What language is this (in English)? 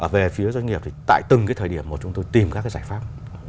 Vietnamese